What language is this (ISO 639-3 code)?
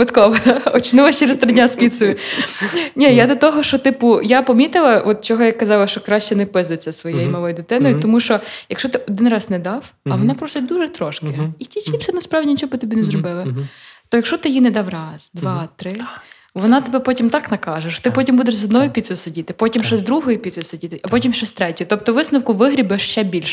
ukr